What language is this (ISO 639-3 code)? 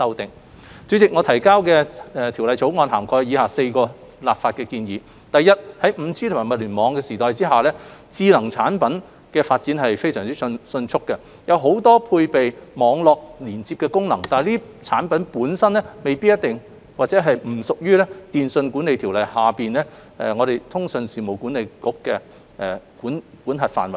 yue